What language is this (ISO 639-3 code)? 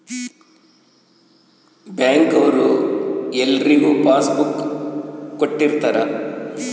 kan